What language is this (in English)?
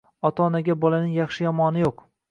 Uzbek